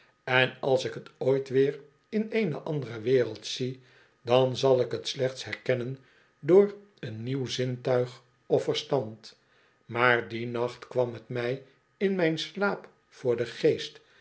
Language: Dutch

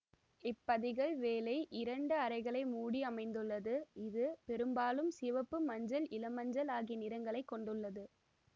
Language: Tamil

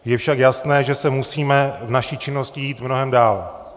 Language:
Czech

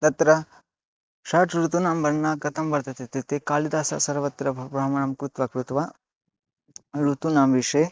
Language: Sanskrit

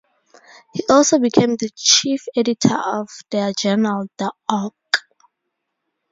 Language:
English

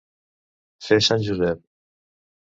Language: Catalan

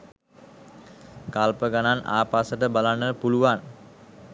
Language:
Sinhala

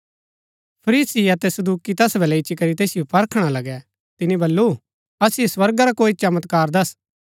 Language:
Gaddi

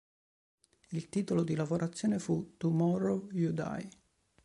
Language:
Italian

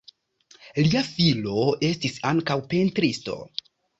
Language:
Esperanto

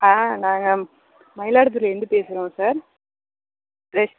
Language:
Tamil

